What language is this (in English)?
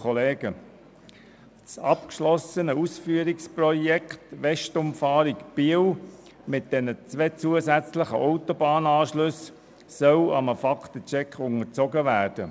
Swiss German